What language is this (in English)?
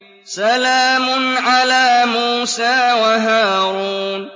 Arabic